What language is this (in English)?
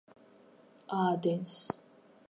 Georgian